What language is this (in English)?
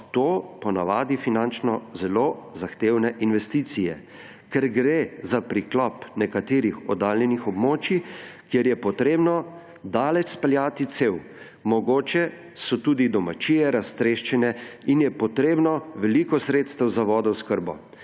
Slovenian